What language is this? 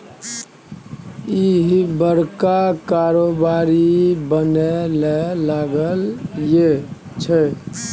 Maithili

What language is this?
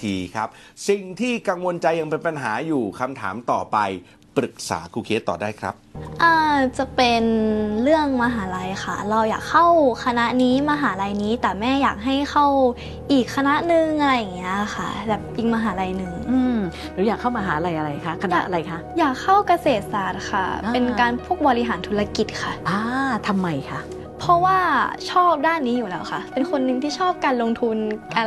Thai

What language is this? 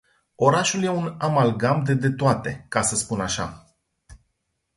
Romanian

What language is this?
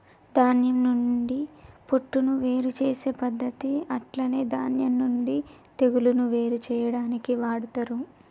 Telugu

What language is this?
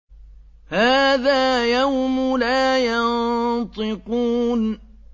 Arabic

